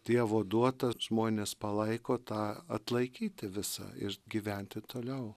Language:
Lithuanian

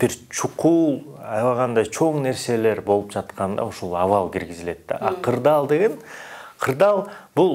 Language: Turkish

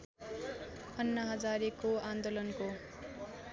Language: Nepali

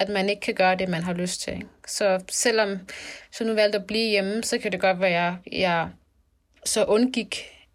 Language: Danish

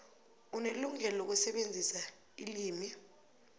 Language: South Ndebele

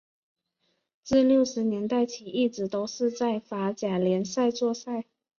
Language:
Chinese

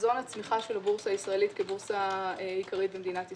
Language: Hebrew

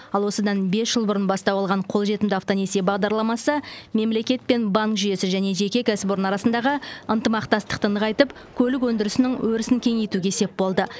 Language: Kazakh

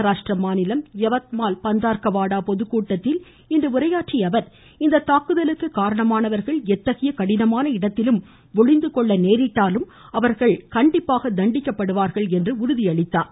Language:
Tamil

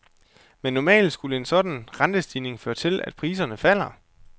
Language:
Danish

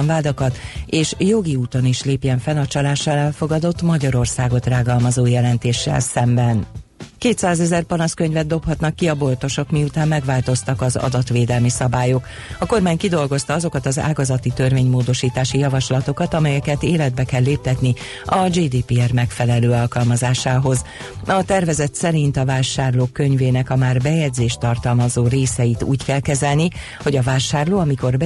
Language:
Hungarian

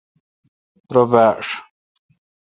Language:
Kalkoti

